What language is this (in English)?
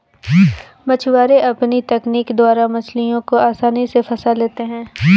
Hindi